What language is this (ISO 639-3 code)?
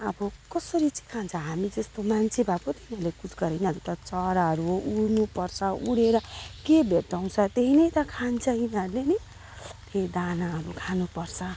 nep